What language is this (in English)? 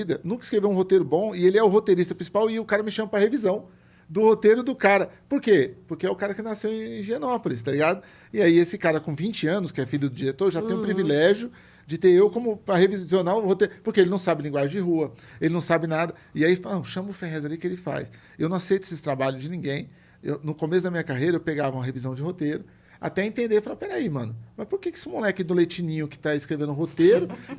Portuguese